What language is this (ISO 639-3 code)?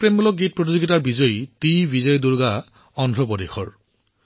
asm